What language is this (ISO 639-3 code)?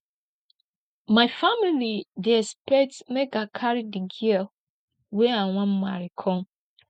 pcm